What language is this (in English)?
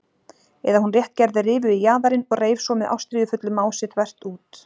Icelandic